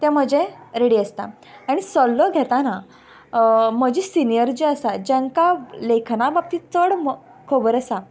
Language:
Konkani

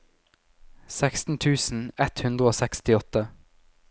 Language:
Norwegian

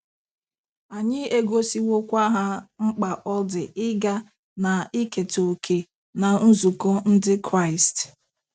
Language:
Igbo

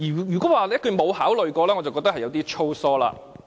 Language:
Cantonese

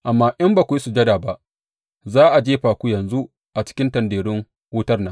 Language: Hausa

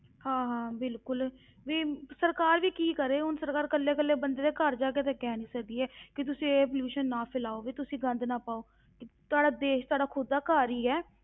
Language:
Punjabi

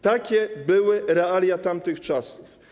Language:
Polish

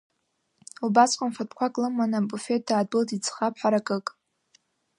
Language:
Abkhazian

